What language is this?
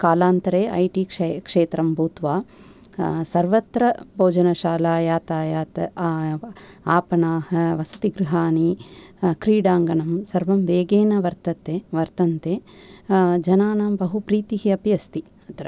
Sanskrit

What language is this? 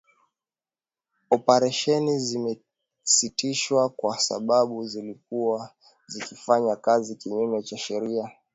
Swahili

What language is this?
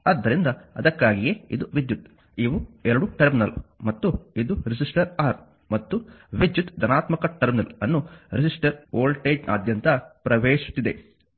Kannada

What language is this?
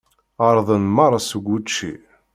Kabyle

